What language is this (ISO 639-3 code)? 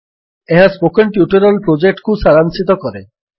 ori